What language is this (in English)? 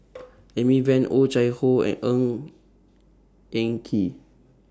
English